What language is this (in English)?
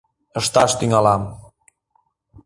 Mari